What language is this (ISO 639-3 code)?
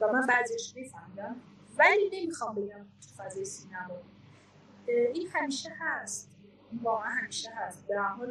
fas